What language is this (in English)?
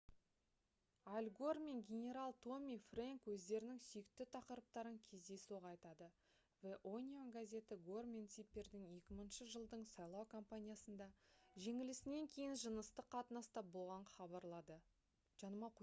Kazakh